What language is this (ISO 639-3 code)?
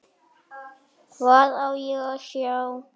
isl